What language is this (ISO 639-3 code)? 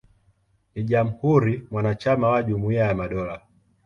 swa